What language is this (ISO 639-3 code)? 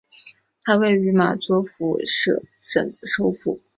zho